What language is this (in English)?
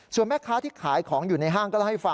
Thai